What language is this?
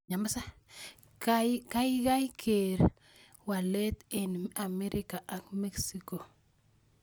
Kalenjin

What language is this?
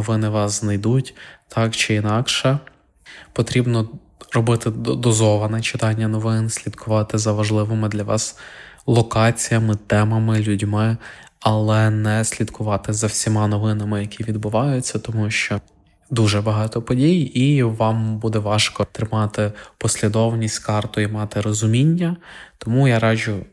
Ukrainian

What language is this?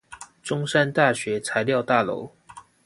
Chinese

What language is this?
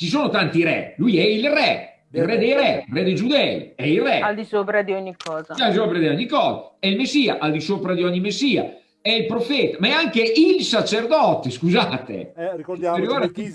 Italian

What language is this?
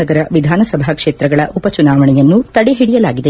Kannada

